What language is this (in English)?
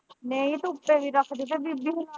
Punjabi